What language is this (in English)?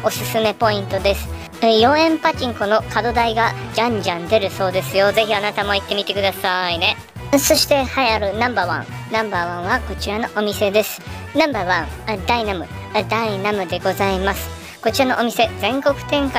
Japanese